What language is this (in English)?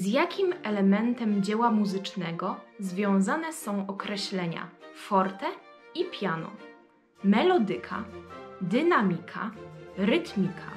Polish